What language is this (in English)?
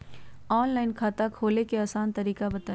Magahi